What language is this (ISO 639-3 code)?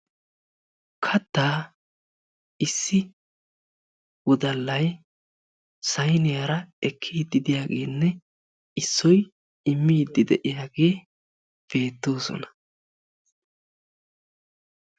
wal